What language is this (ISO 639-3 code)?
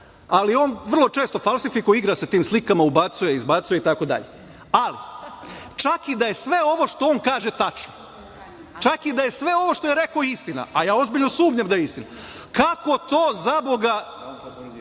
srp